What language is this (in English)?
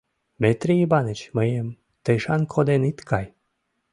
Mari